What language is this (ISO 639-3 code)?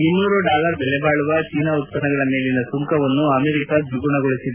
kan